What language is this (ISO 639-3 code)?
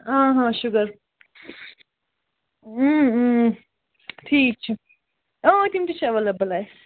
kas